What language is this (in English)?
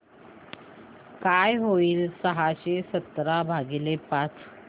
Marathi